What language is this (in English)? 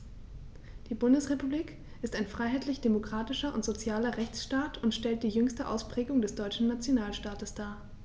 German